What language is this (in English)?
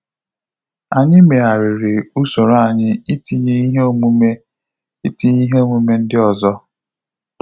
Igbo